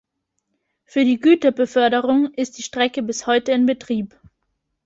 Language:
German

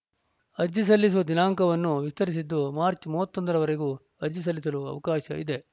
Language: Kannada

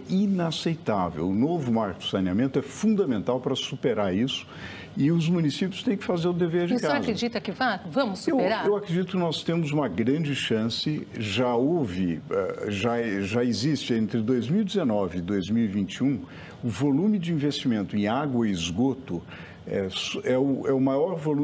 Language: Portuguese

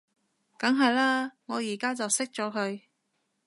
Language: Cantonese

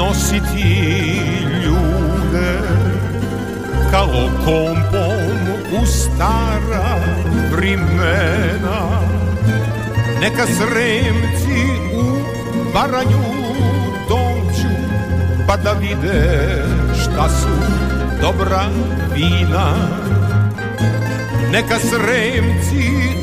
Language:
Croatian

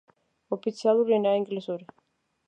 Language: Georgian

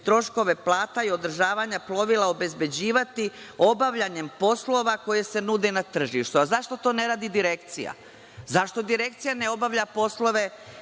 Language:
Serbian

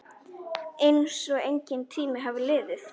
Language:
Icelandic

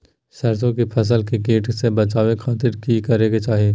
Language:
Magahi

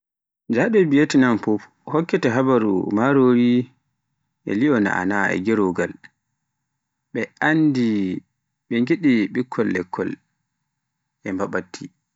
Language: Pular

